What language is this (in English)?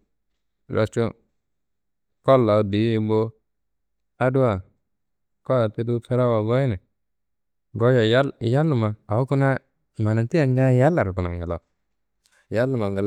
Kanembu